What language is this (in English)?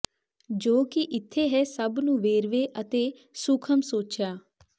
Punjabi